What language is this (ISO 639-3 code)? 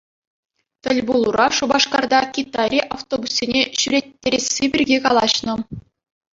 chv